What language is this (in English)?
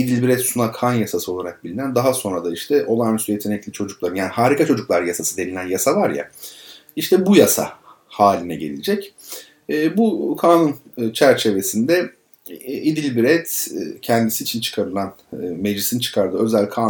Turkish